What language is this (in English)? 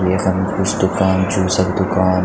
Garhwali